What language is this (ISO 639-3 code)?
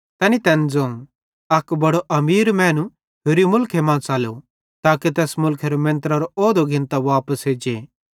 bhd